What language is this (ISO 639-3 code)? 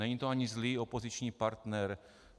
ces